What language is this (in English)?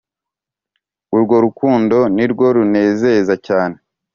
Kinyarwanda